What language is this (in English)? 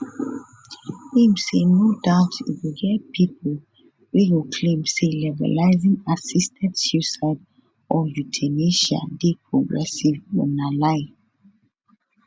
Nigerian Pidgin